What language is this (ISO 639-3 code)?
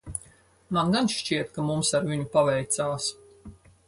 lav